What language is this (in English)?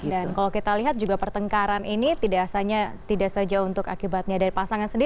Indonesian